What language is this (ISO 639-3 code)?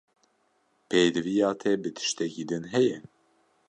kur